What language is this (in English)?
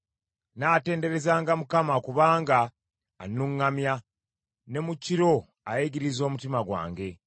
Ganda